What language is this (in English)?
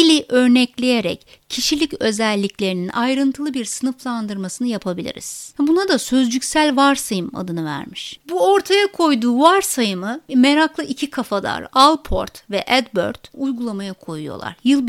Turkish